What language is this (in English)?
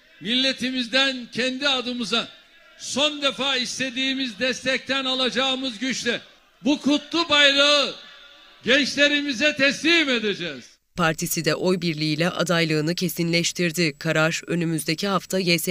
Turkish